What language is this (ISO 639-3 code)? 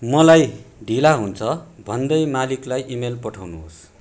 nep